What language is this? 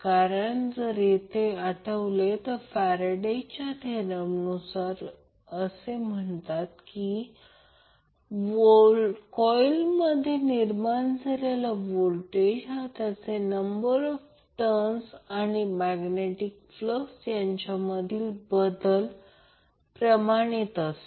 Marathi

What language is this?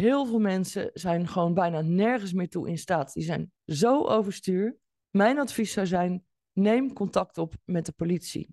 Dutch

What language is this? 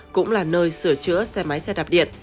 Vietnamese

